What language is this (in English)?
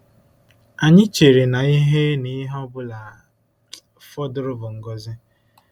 Igbo